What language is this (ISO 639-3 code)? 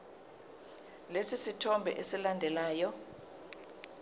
zul